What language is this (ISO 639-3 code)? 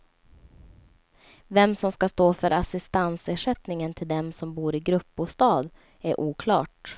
swe